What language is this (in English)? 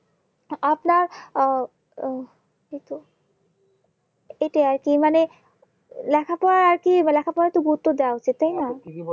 Bangla